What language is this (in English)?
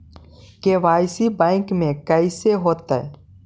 Magahi